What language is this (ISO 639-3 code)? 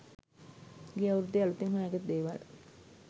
sin